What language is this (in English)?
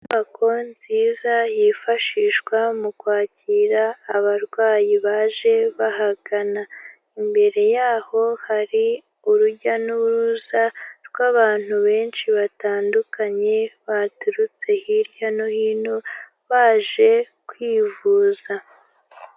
Kinyarwanda